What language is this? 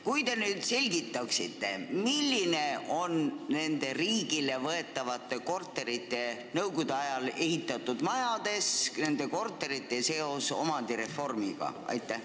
Estonian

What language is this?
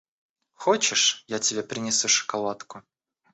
Russian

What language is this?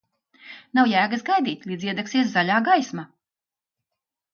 Latvian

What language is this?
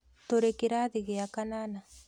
Kikuyu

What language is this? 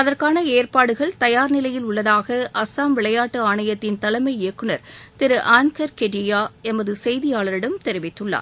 Tamil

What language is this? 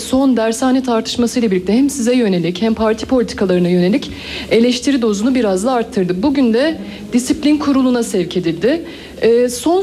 Turkish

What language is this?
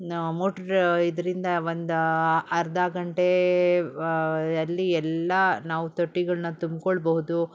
Kannada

